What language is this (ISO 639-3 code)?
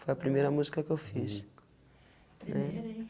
por